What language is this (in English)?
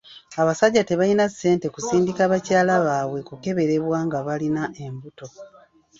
Ganda